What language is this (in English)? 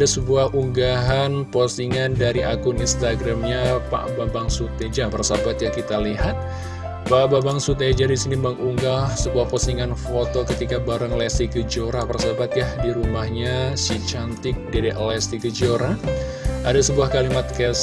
Indonesian